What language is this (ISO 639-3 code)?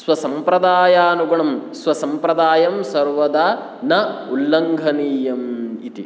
san